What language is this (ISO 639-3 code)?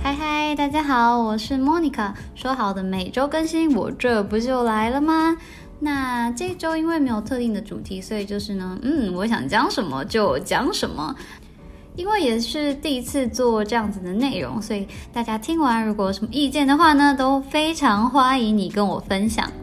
zho